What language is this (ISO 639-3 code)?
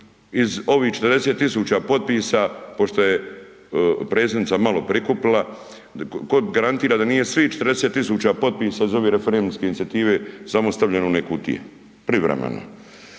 hrv